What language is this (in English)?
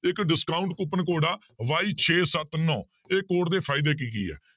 Punjabi